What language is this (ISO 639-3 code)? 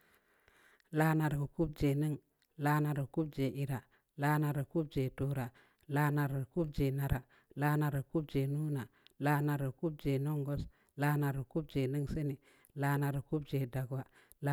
ndi